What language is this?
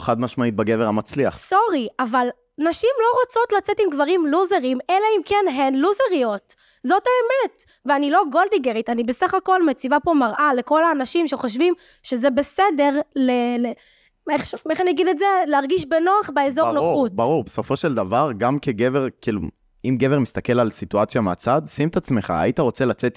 Hebrew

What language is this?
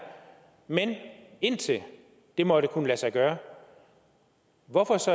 Danish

